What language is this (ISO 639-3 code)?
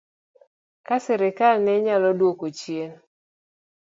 luo